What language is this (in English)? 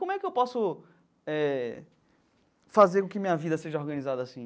Portuguese